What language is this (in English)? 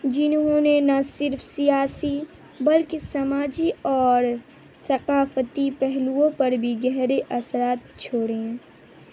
Urdu